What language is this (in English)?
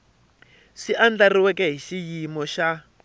Tsonga